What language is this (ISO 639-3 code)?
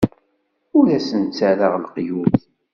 kab